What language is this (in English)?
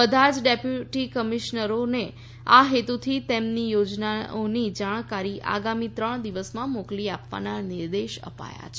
Gujarati